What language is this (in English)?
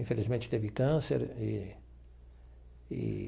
Portuguese